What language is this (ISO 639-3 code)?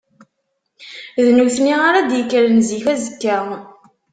kab